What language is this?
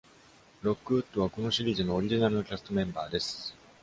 Japanese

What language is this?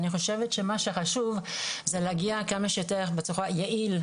Hebrew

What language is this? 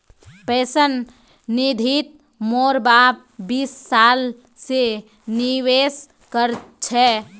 Magahi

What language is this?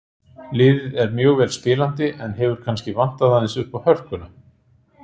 Icelandic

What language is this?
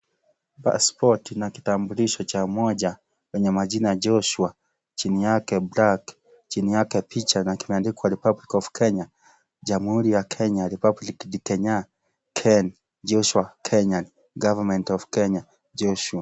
Swahili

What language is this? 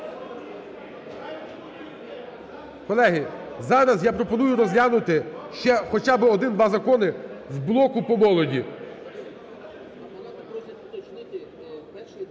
Ukrainian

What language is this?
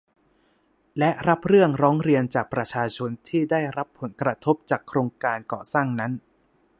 Thai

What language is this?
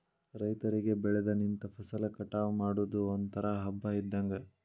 Kannada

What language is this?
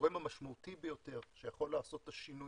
Hebrew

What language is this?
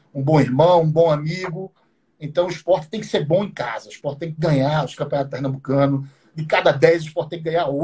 Portuguese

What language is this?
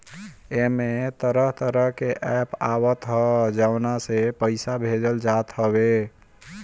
Bhojpuri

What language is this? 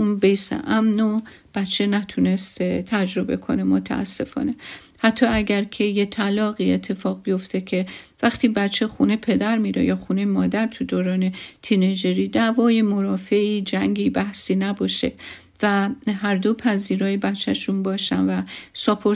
Persian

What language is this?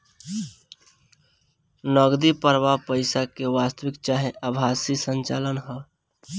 Bhojpuri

